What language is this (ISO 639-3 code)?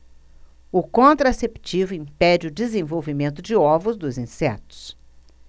por